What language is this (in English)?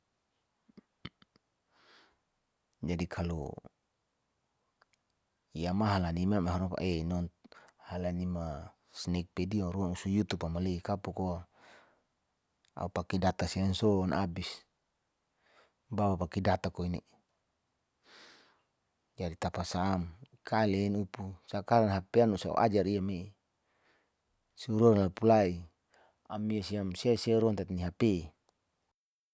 Saleman